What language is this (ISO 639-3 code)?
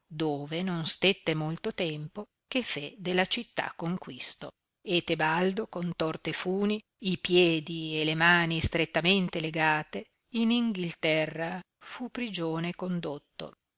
ita